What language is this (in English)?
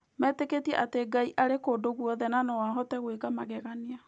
Kikuyu